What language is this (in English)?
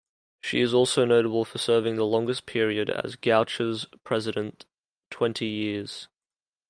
English